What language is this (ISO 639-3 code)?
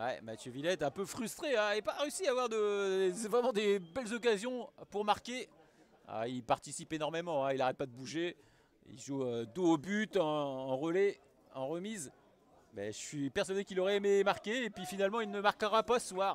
fra